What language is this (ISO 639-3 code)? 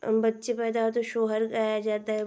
hin